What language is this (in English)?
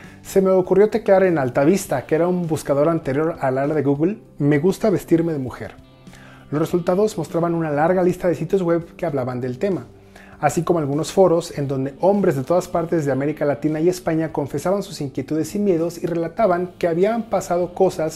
Spanish